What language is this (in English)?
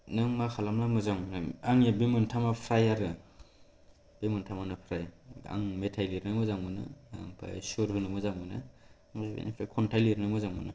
Bodo